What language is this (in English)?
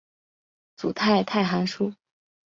Chinese